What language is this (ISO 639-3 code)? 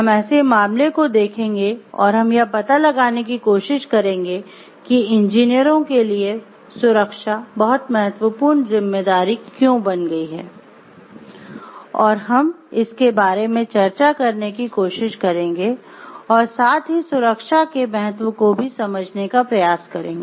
hin